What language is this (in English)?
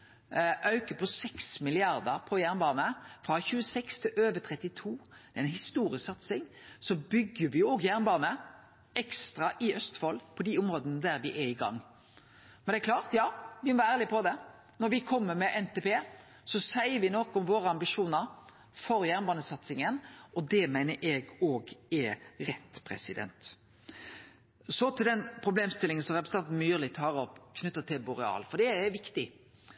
Norwegian Nynorsk